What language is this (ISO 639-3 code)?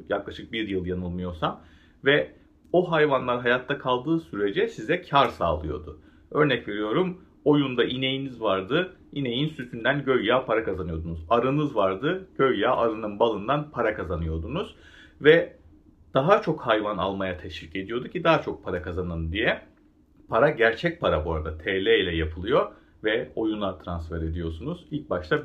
tur